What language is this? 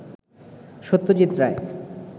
Bangla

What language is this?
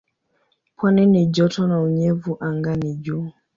Swahili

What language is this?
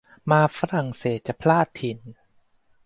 Thai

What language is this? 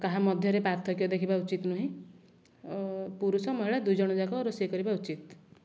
Odia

